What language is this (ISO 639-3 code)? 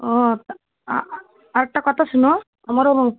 ori